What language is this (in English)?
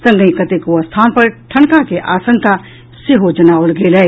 Maithili